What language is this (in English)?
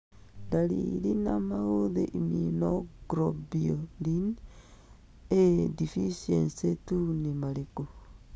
Kikuyu